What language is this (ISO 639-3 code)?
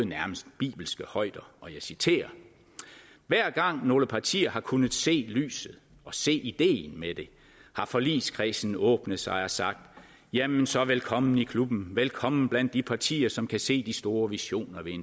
dan